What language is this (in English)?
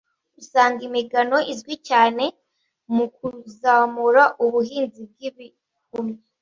Kinyarwanda